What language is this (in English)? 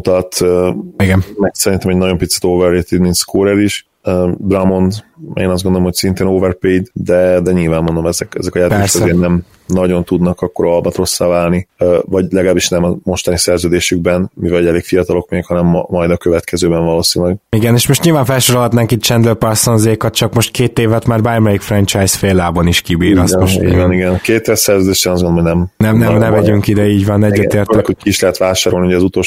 Hungarian